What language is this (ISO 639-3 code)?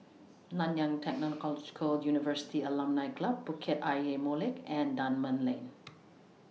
eng